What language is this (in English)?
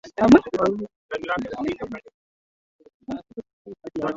Swahili